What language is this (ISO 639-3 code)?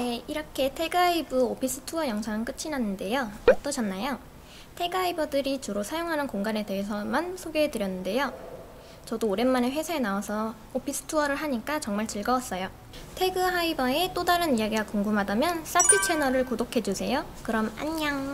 kor